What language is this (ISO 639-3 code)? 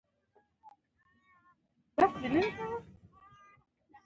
pus